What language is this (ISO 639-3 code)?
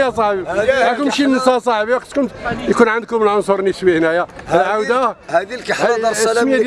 ara